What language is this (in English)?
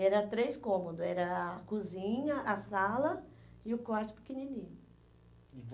Portuguese